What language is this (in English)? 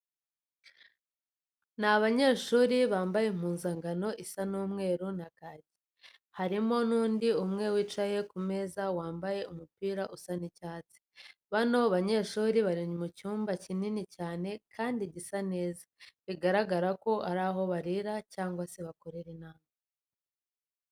Kinyarwanda